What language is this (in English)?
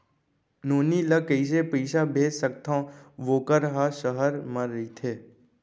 Chhattisgarhi